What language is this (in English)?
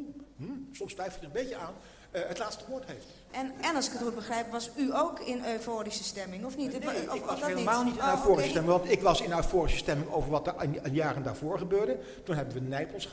Dutch